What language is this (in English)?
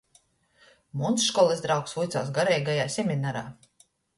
Latgalian